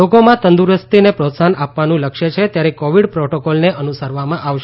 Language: Gujarati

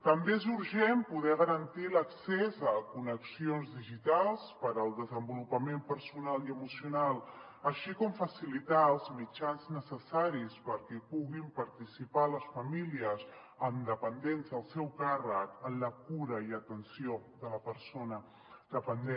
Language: Catalan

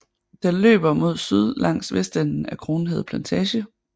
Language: Danish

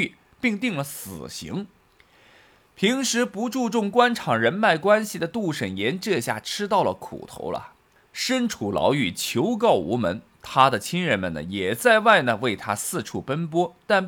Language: Chinese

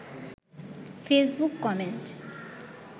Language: Bangla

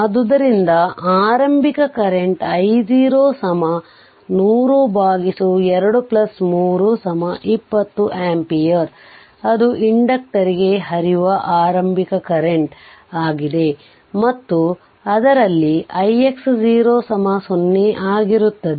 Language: Kannada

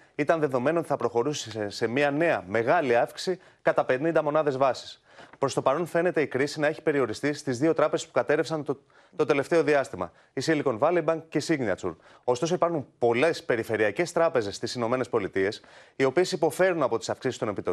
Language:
Greek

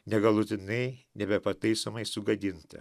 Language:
Lithuanian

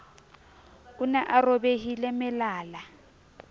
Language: Southern Sotho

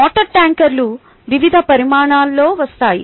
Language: Telugu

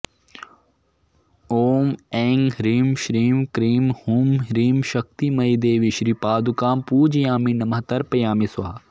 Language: Sanskrit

